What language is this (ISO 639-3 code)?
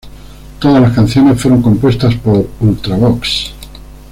spa